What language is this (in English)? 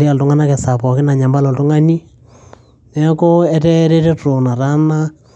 Masai